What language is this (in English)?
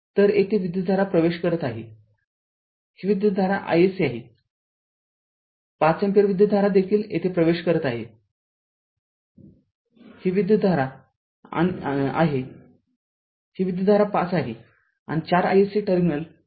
Marathi